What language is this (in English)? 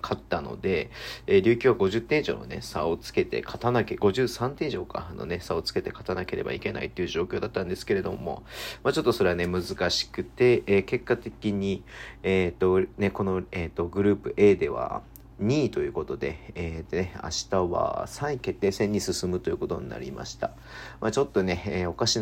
Japanese